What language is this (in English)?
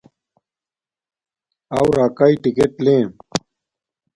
Domaaki